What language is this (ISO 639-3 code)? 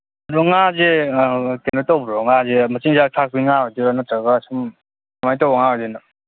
mni